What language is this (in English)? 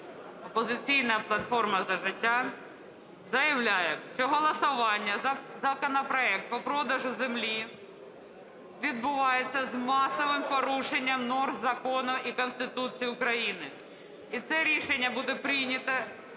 Ukrainian